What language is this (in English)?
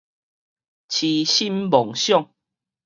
Min Nan Chinese